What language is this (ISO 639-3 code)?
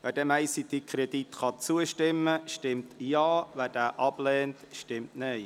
gsw